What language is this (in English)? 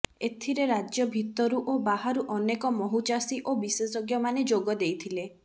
Odia